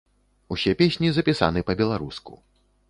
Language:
Belarusian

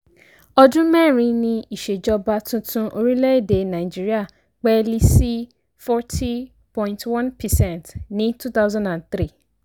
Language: Yoruba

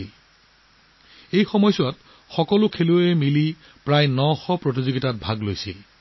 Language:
Assamese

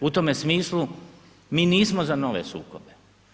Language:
Croatian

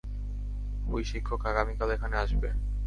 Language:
Bangla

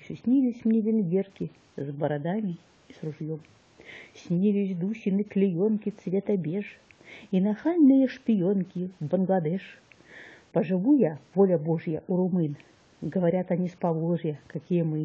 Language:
Russian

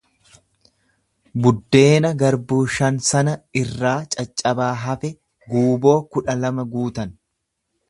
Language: Oromo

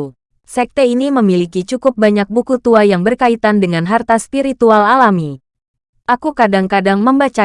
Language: Indonesian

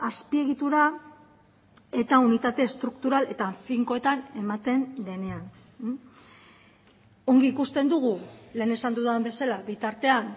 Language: Basque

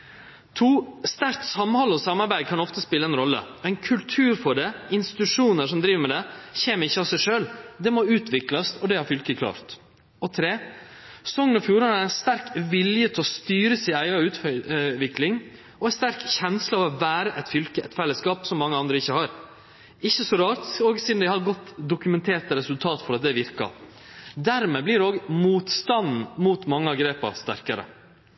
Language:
Norwegian Nynorsk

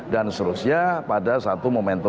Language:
Indonesian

